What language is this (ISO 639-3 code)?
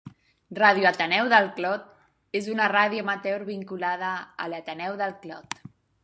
cat